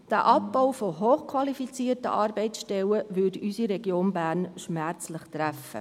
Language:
Swiss German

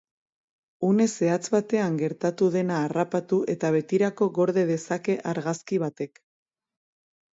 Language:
Basque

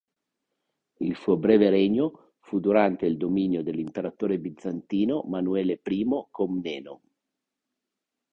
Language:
Italian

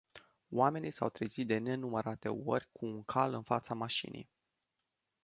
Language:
Romanian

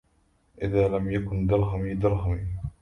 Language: Arabic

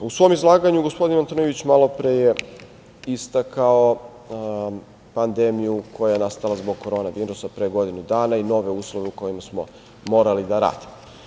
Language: Serbian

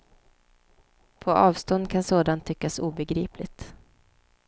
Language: Swedish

